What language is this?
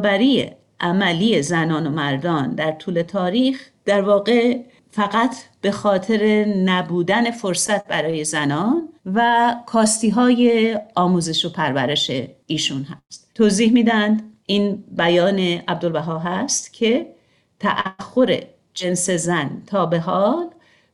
Persian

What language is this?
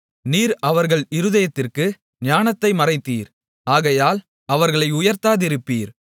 Tamil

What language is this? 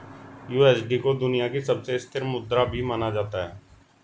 Hindi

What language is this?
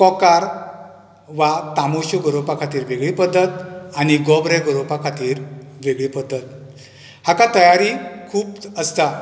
Konkani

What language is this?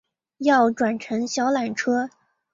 Chinese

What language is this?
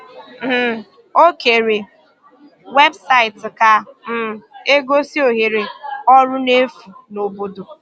Igbo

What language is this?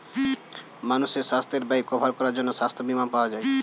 Bangla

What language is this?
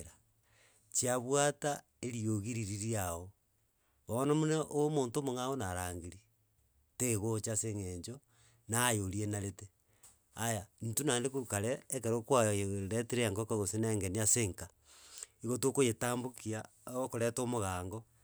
Gusii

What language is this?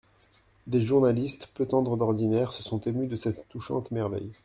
French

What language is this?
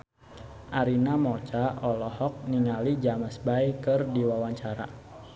Sundanese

